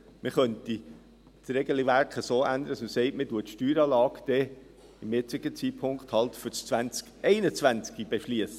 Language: Swiss German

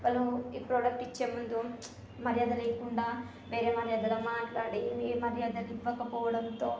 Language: Telugu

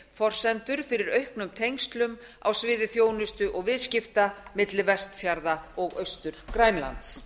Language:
Icelandic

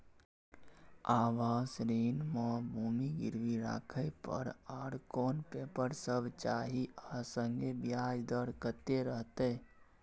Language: Maithili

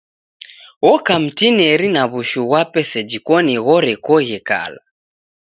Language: Taita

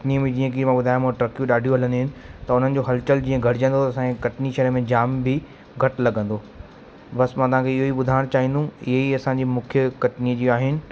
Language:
Sindhi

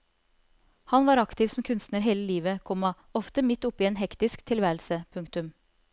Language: Norwegian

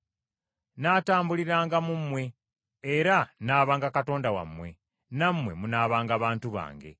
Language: Ganda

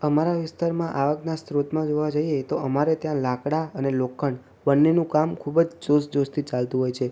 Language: Gujarati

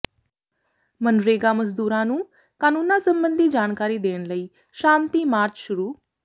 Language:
Punjabi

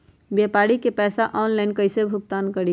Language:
Magahi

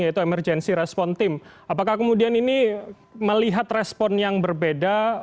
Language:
Indonesian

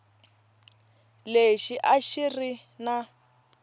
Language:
Tsonga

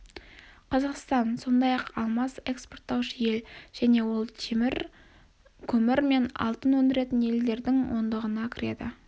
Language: Kazakh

